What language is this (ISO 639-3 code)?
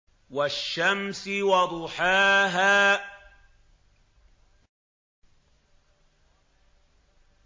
ara